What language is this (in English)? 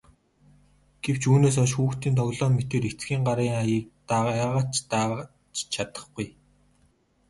Mongolian